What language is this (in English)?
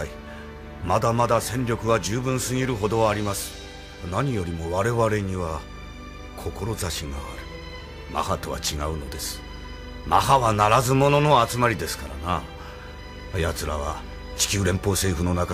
Japanese